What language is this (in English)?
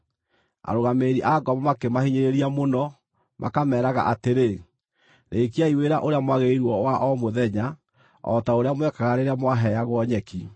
Kikuyu